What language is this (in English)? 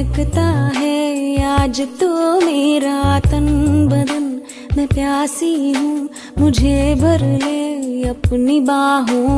Hindi